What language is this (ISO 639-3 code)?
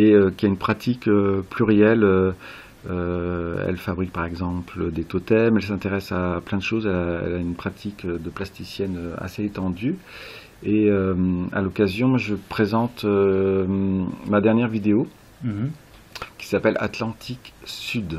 fra